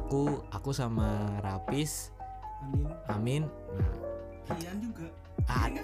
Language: Indonesian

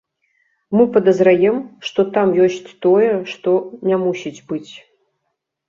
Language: Belarusian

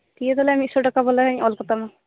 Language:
Santali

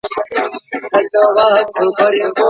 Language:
Pashto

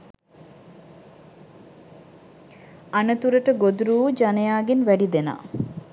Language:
Sinhala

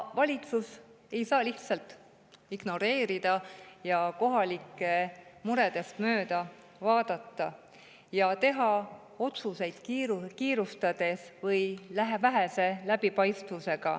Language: Estonian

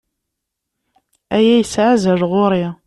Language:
Kabyle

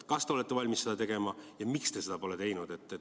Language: Estonian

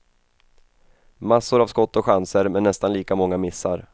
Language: Swedish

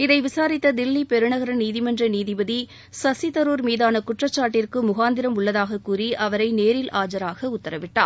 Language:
Tamil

